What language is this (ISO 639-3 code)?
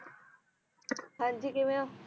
pan